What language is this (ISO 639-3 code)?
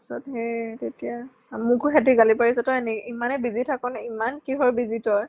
asm